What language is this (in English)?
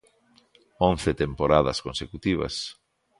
Galician